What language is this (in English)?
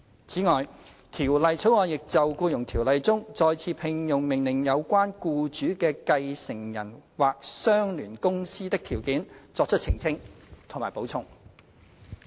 Cantonese